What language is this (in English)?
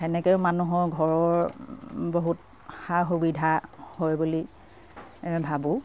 Assamese